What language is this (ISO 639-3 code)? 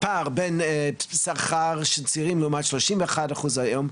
heb